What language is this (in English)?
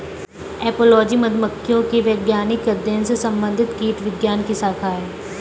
Hindi